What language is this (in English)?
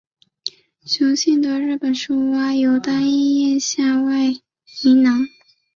Chinese